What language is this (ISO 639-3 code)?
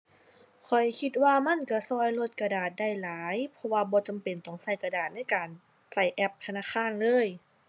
tha